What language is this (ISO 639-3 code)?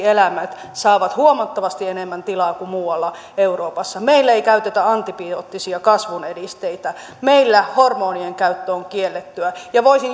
fin